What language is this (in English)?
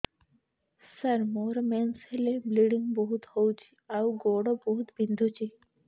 Odia